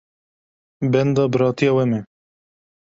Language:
Kurdish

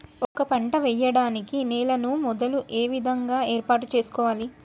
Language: Telugu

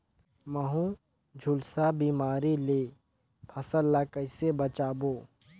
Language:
Chhattisgarhi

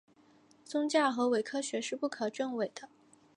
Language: Chinese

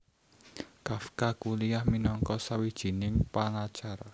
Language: Javanese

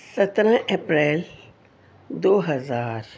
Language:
Urdu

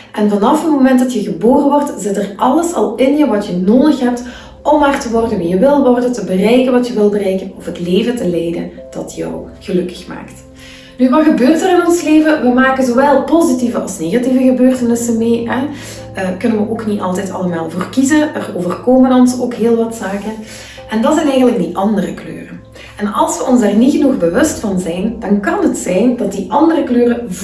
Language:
Dutch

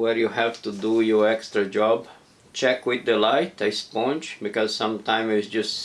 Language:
English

